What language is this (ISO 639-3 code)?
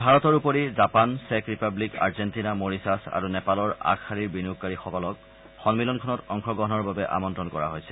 asm